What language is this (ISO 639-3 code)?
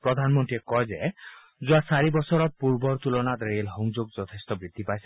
asm